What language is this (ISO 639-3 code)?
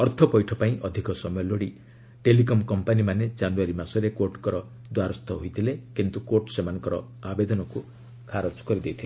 ori